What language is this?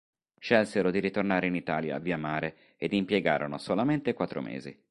Italian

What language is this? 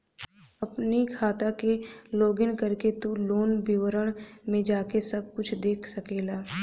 Bhojpuri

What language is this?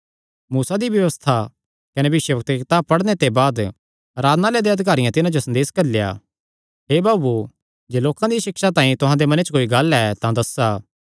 Kangri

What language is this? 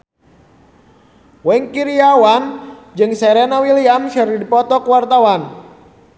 Sundanese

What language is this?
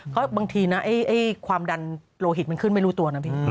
Thai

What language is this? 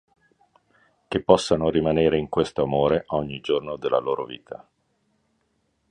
Italian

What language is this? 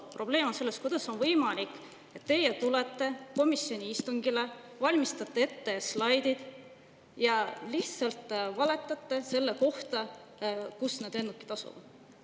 Estonian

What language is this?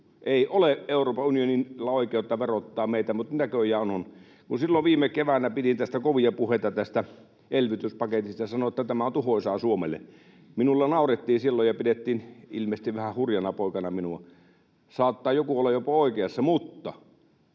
Finnish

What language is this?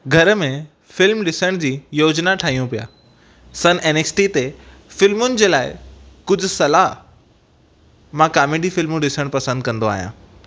Sindhi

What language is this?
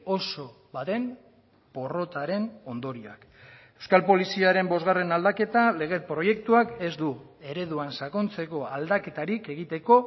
Basque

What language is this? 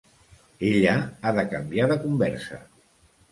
Catalan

